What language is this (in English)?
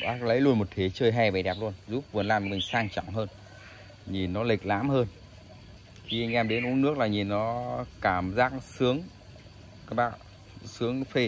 Vietnamese